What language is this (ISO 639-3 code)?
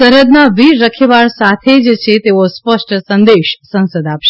guj